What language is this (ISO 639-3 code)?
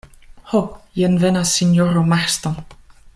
epo